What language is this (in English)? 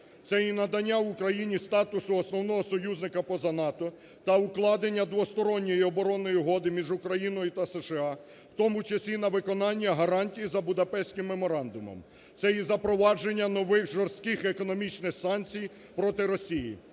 Ukrainian